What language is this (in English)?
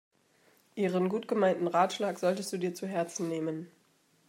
German